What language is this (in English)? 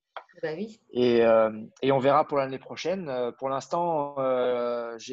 French